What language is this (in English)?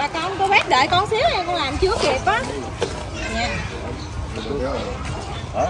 Vietnamese